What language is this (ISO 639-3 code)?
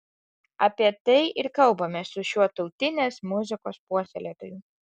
lit